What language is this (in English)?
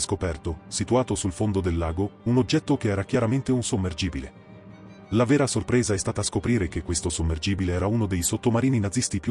Italian